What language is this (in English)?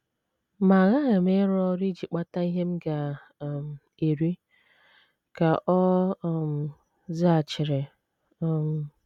Igbo